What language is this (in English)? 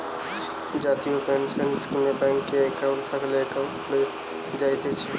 Bangla